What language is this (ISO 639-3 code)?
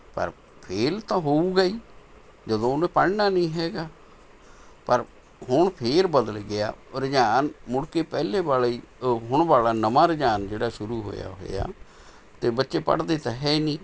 pan